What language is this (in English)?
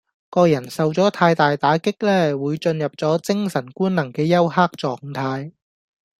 Cantonese